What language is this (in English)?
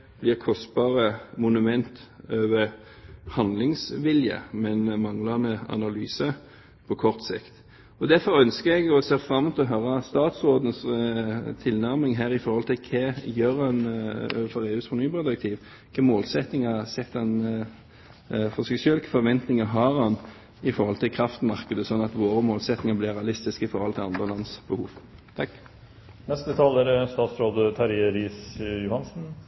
Norwegian Bokmål